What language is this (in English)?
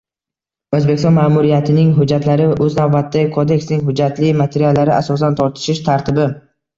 Uzbek